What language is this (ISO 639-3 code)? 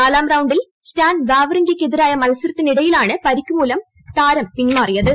mal